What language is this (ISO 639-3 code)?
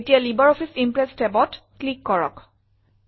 asm